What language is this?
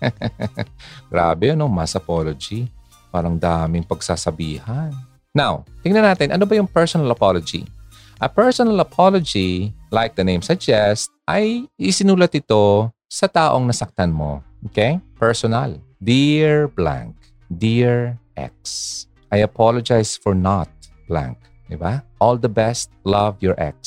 Filipino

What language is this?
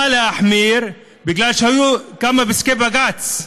Hebrew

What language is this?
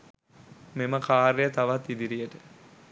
Sinhala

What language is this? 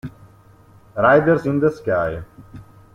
Italian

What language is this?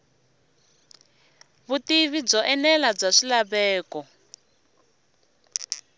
Tsonga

